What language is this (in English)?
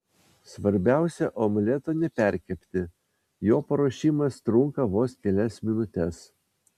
Lithuanian